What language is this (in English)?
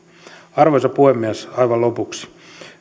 Finnish